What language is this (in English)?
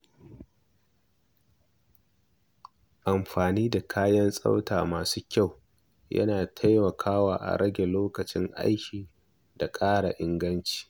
Hausa